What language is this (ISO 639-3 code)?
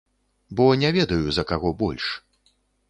bel